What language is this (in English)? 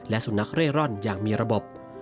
Thai